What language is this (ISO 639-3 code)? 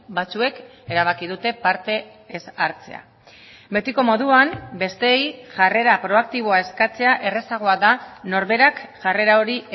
eus